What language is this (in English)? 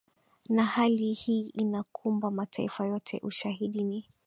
Swahili